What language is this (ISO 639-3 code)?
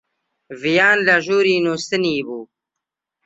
ckb